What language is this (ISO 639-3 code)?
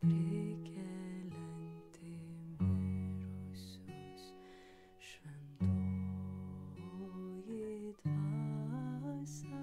lit